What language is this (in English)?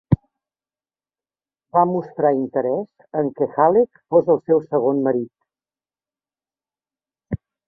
Catalan